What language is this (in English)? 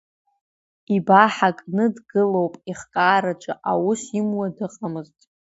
Abkhazian